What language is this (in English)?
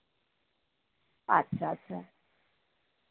Santali